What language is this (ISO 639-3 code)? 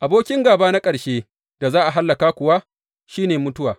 hau